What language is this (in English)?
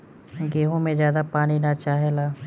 Bhojpuri